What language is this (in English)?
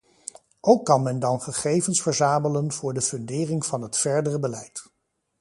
Dutch